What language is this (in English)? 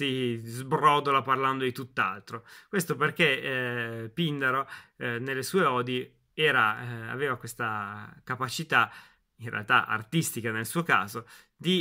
Italian